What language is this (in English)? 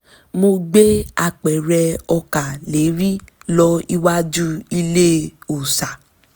Yoruba